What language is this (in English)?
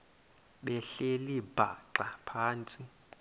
Xhosa